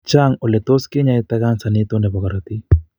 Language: Kalenjin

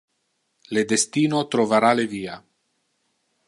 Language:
Interlingua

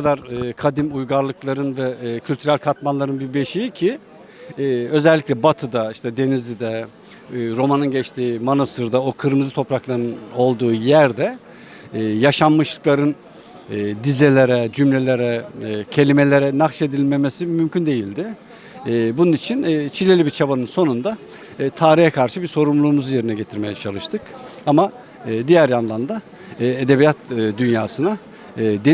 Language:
Turkish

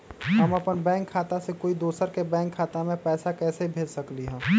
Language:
Magahi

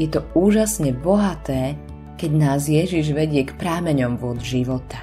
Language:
Slovak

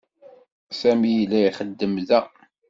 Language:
Kabyle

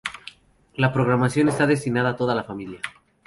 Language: Spanish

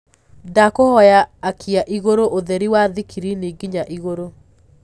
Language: Kikuyu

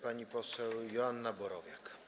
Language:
Polish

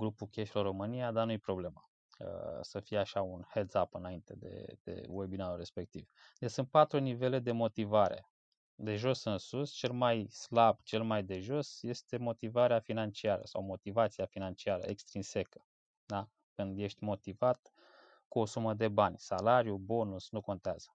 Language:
Romanian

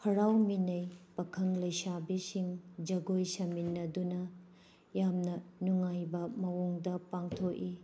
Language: Manipuri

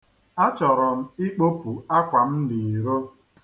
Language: Igbo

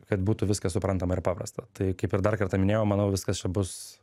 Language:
Lithuanian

